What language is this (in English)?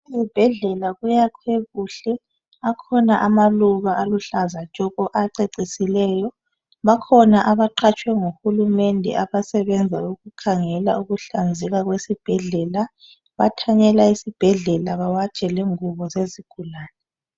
North Ndebele